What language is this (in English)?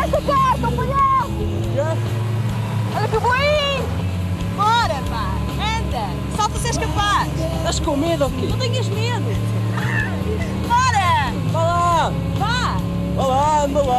Portuguese